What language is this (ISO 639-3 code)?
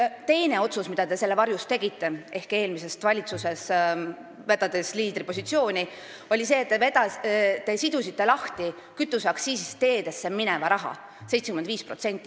est